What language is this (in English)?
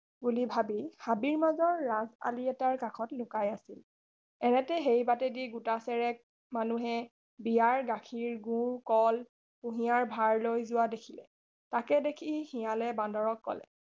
Assamese